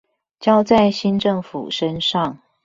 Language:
Chinese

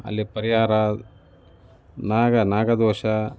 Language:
Kannada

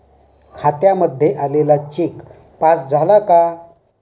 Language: Marathi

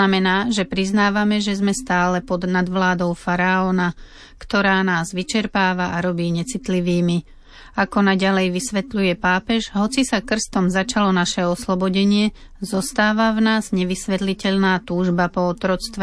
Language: Slovak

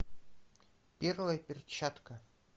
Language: Russian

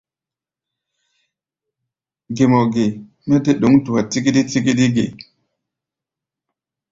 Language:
Gbaya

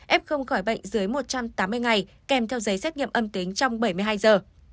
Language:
Vietnamese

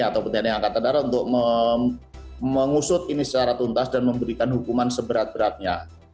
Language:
Indonesian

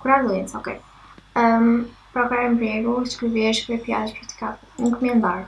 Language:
Portuguese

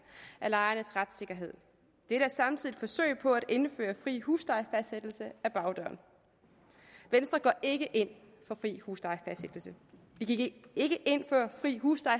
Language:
Danish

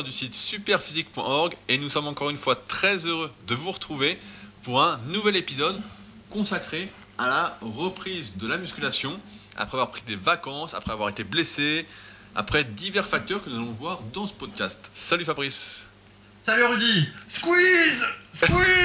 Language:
French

